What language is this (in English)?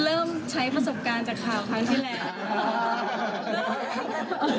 Thai